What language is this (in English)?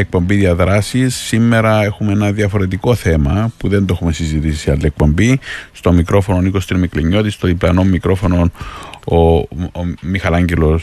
Greek